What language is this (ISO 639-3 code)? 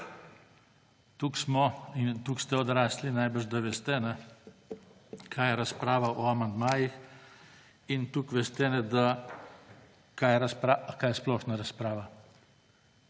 slv